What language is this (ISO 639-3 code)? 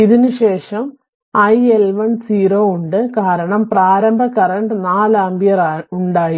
mal